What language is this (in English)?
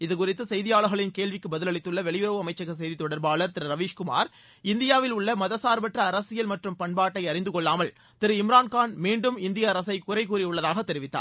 Tamil